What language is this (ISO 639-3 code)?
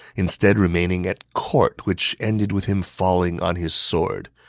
eng